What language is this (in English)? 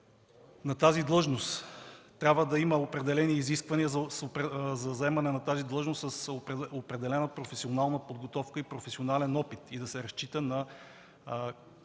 Bulgarian